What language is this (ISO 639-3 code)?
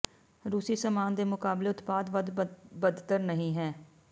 pan